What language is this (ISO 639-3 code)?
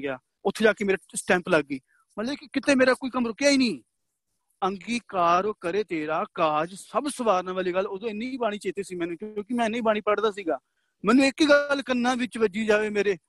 pan